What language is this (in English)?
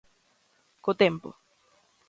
Galician